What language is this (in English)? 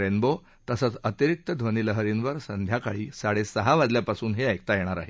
Marathi